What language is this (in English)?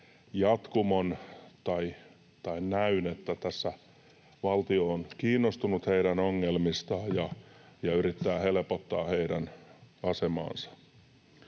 Finnish